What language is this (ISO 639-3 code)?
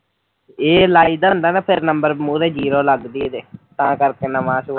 pan